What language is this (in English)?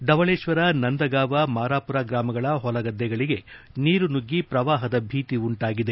Kannada